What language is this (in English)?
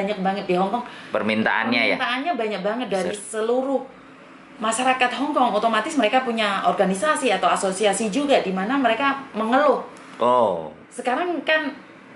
Indonesian